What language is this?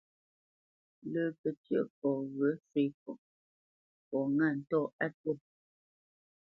Bamenyam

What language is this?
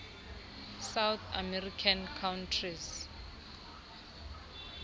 Xhosa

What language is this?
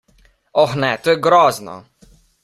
Slovenian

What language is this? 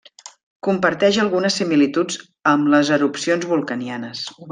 Catalan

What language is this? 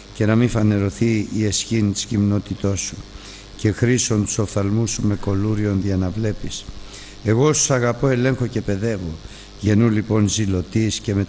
Greek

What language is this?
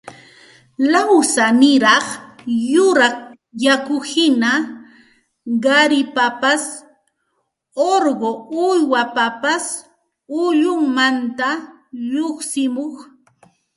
Santa Ana de Tusi Pasco Quechua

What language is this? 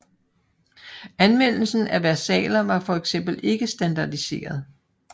Danish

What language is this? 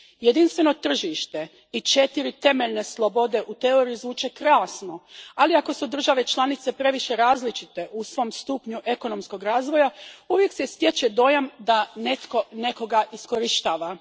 Croatian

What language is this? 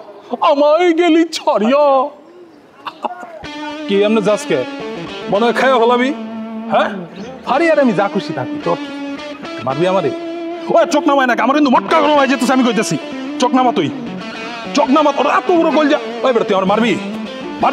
Turkish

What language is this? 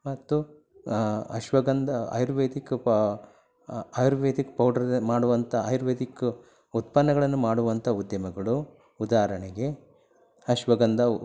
Kannada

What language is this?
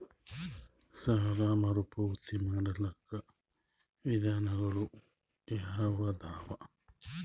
Kannada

